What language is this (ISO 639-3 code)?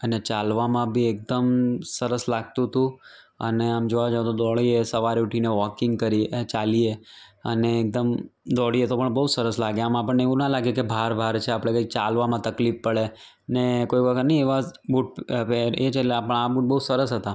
guj